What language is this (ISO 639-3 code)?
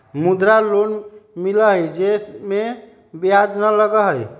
mag